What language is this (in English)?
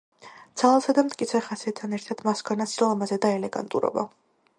Georgian